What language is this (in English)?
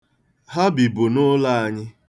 Igbo